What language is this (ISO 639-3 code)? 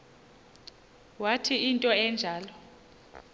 xho